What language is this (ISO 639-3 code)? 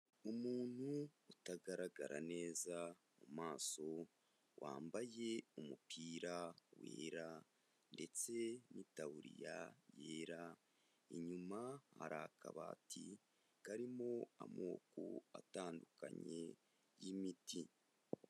kin